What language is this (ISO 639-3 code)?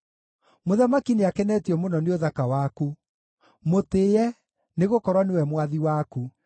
kik